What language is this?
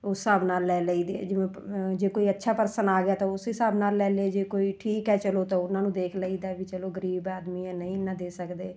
Punjabi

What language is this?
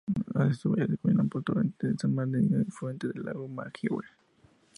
Spanish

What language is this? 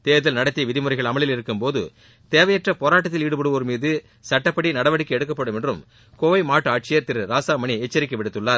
Tamil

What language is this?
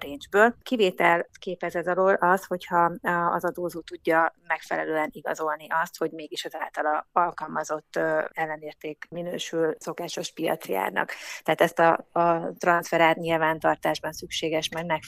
Hungarian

